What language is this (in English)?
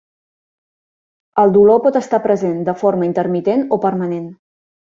Catalan